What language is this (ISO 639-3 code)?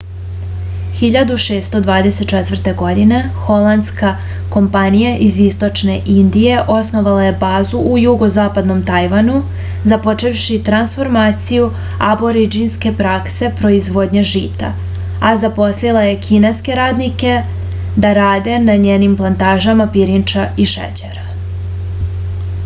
srp